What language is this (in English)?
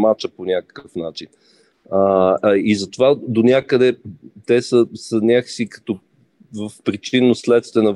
Bulgarian